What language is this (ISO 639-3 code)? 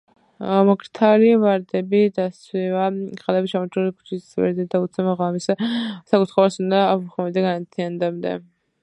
kat